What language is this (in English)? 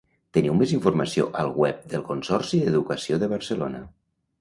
Catalan